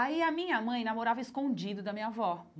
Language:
Portuguese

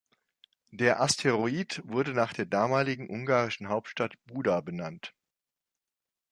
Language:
German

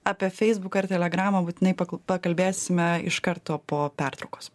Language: Lithuanian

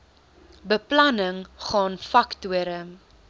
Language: Afrikaans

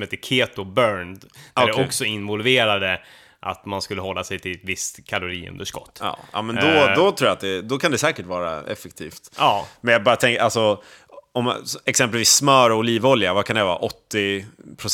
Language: Swedish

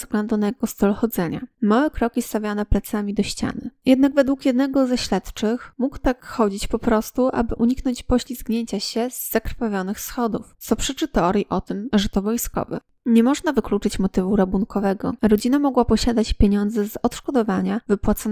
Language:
Polish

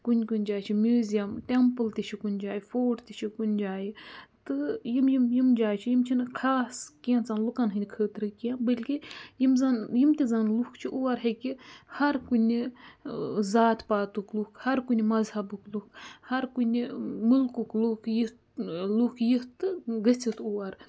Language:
Kashmiri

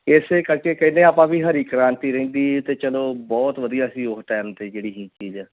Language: Punjabi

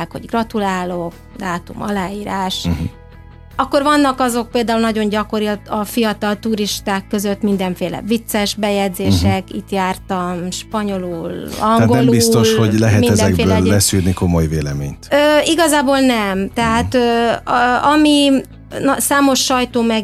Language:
Hungarian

